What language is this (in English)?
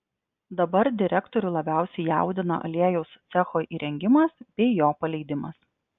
Lithuanian